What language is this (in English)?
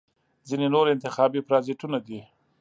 Pashto